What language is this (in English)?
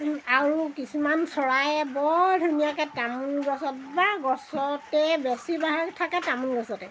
Assamese